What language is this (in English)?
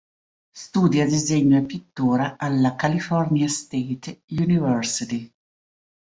Italian